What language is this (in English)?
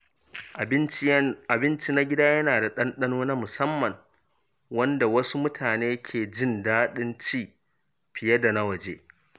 Hausa